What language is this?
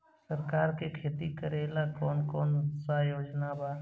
Bhojpuri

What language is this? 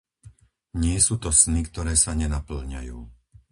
Slovak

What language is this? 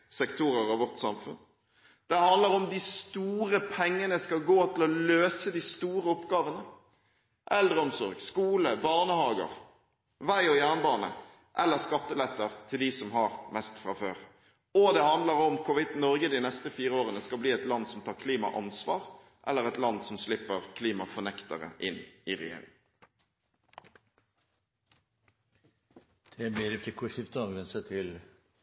Norwegian Bokmål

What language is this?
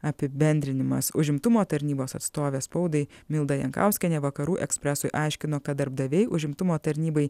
Lithuanian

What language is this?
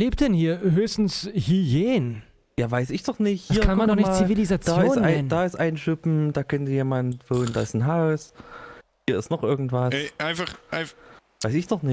German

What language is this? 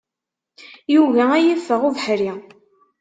Kabyle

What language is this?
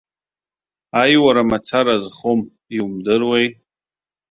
Abkhazian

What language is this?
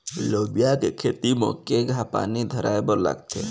Chhattisgarhi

